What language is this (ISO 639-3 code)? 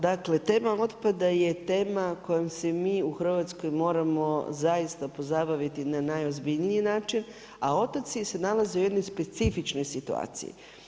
hrv